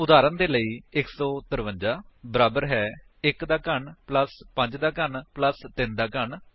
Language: Punjabi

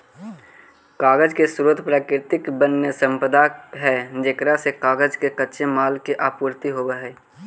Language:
Magahi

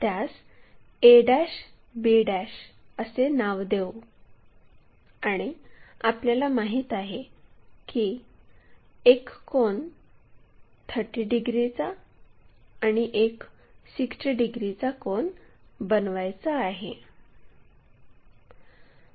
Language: Marathi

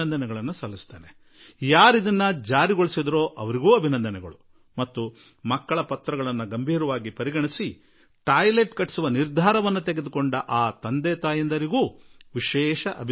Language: Kannada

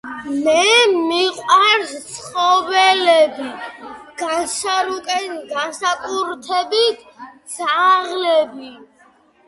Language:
Georgian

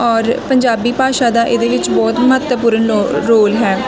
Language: Punjabi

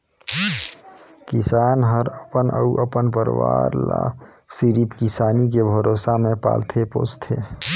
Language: Chhattisgarhi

